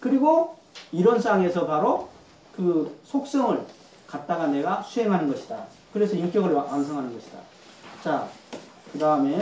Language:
Korean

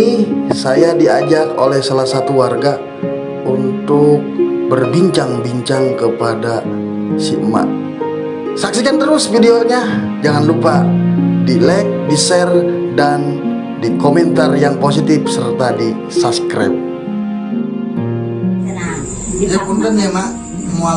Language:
Indonesian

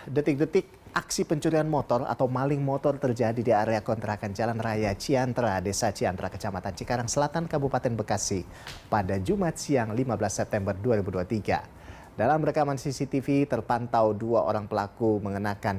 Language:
Indonesian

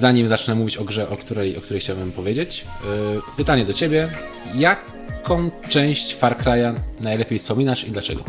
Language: Polish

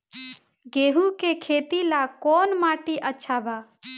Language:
Bhojpuri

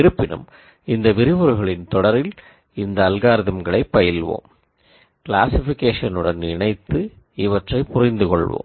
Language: Tamil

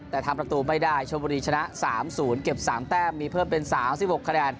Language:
Thai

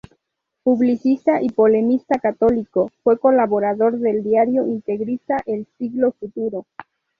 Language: Spanish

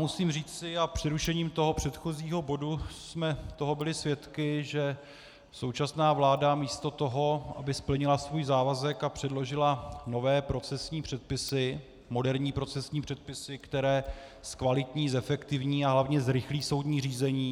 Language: Czech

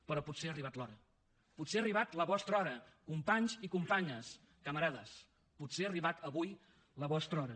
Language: Catalan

